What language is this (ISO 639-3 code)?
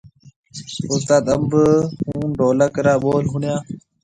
mve